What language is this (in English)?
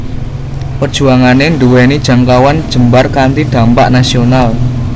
Javanese